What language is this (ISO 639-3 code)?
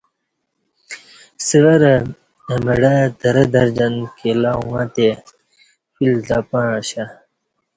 bsh